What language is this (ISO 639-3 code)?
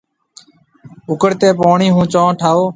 mve